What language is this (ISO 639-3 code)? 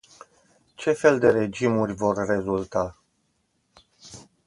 ron